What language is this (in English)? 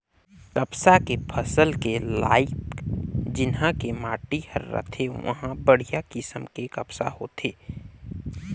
Chhattisgarhi